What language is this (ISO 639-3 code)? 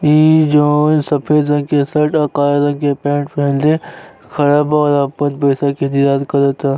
bho